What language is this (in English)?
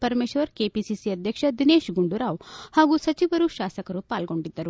Kannada